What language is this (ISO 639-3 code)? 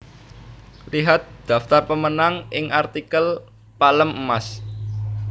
jav